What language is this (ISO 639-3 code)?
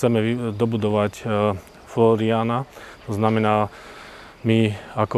slk